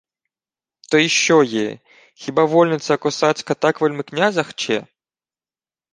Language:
Ukrainian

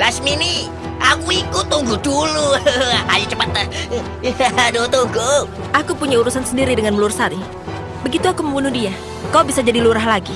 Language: Indonesian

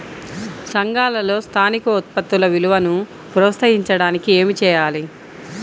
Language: Telugu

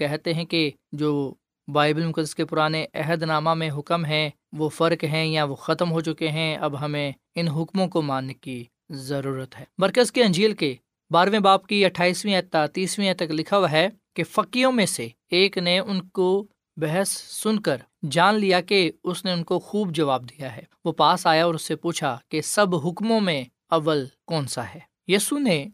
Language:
Urdu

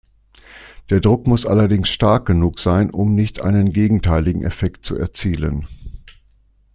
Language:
German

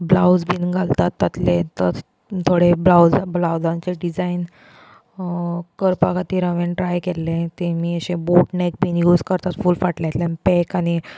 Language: Konkani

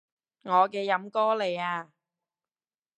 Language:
Cantonese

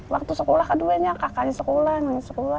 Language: Indonesian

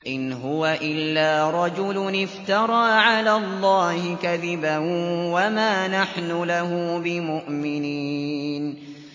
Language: Arabic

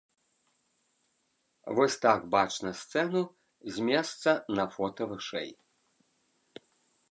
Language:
Belarusian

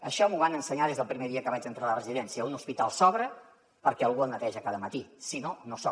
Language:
Catalan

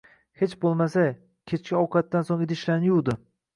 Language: Uzbek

